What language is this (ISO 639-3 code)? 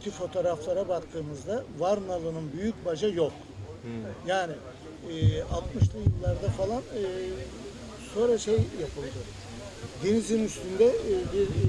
tur